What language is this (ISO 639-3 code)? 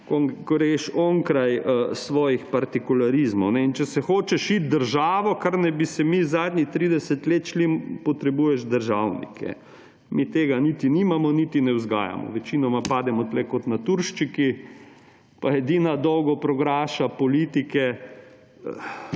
slv